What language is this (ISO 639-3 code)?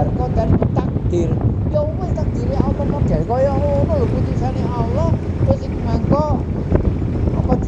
ind